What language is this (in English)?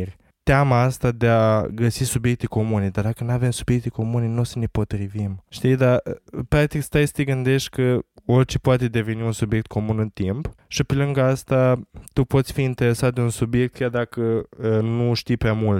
Romanian